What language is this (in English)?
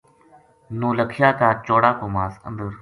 Gujari